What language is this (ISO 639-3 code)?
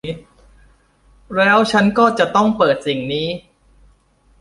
tha